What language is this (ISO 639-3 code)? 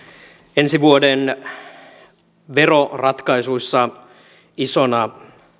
fin